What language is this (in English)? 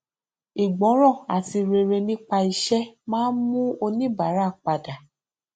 Yoruba